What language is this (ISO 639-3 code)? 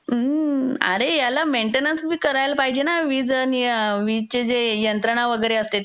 mar